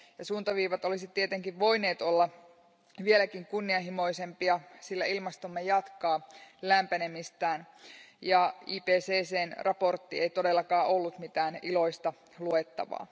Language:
Finnish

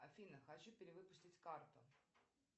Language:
Russian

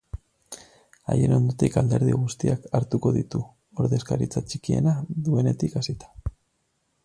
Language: Basque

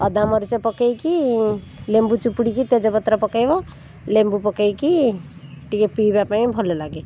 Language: Odia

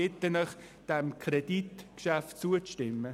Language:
Swiss German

